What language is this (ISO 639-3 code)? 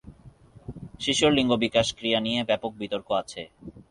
ben